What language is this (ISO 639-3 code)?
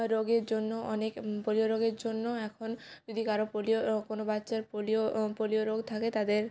ben